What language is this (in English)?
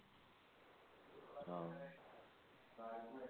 Malayalam